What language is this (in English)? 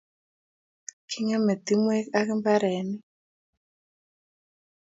Kalenjin